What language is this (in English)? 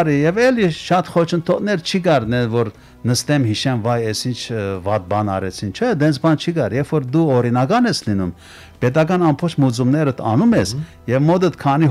Turkish